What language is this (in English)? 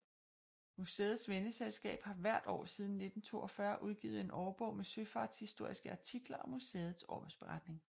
Danish